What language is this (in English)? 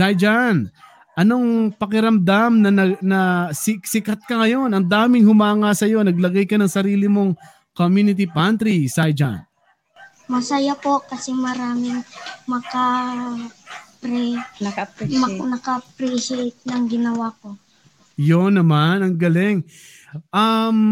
Filipino